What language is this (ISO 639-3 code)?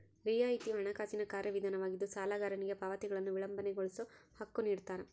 kan